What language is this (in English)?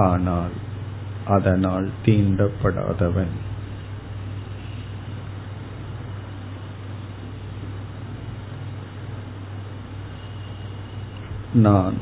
Tamil